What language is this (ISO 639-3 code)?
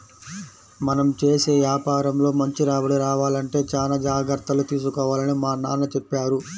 tel